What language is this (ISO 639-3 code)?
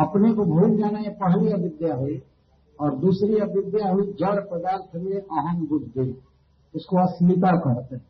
hin